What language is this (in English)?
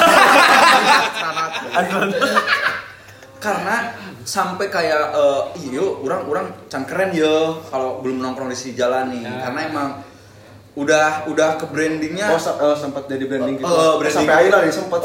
Indonesian